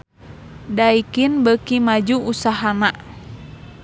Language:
Sundanese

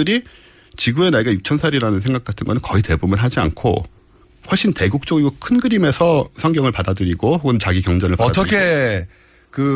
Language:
Korean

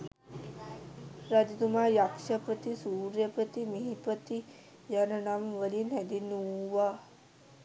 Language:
Sinhala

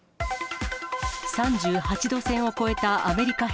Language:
Japanese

